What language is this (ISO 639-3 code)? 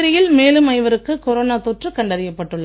tam